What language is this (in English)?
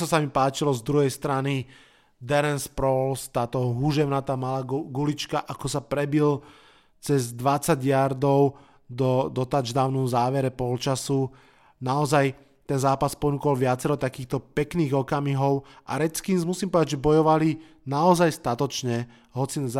Slovak